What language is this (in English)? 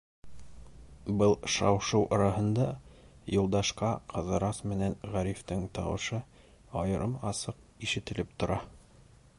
Bashkir